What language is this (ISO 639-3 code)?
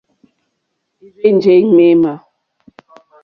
bri